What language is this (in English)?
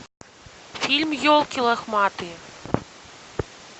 Russian